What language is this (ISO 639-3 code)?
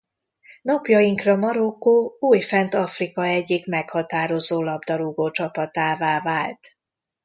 hun